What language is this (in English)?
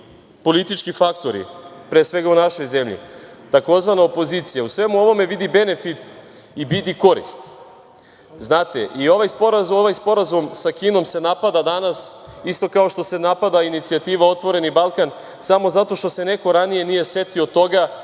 Serbian